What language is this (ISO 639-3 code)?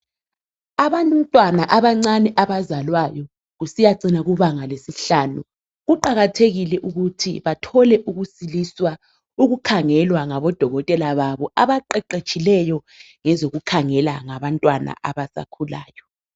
nde